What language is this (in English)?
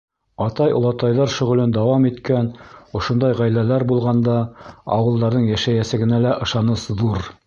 Bashkir